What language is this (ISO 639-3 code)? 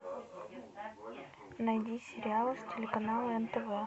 rus